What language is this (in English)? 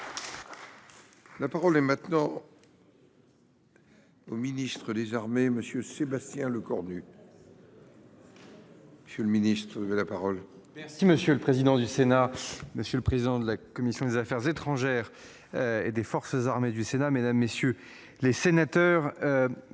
French